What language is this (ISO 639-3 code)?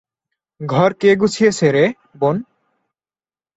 ben